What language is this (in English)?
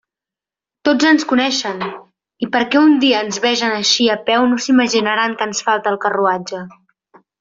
Catalan